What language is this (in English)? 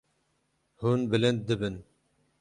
Kurdish